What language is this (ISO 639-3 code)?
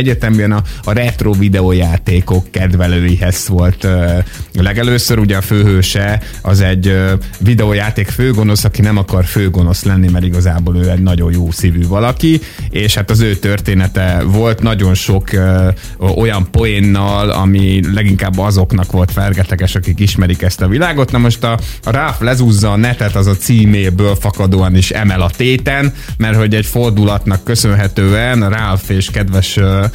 hun